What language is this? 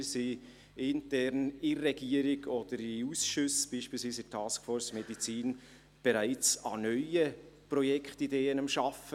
Swiss German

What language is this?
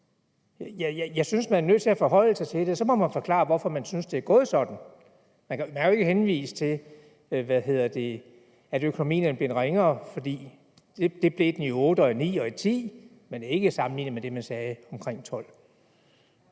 Danish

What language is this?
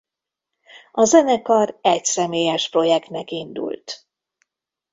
Hungarian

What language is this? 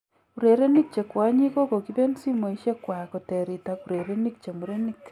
Kalenjin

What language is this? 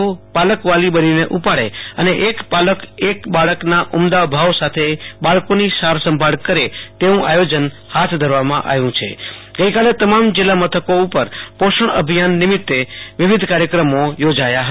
Gujarati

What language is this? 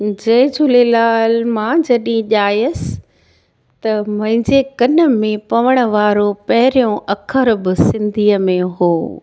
Sindhi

